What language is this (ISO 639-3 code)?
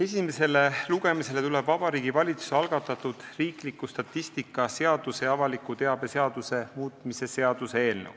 est